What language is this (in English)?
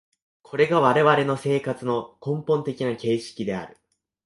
Japanese